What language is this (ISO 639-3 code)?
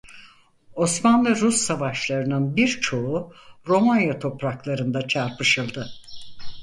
tur